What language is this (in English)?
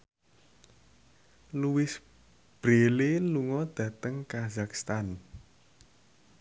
Javanese